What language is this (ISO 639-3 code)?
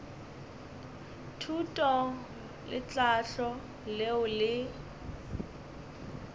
nso